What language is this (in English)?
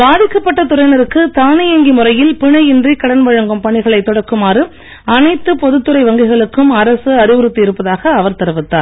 Tamil